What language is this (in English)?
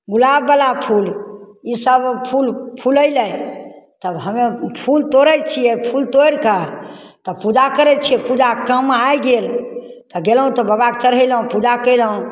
Maithili